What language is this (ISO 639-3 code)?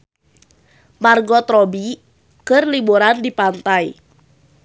sun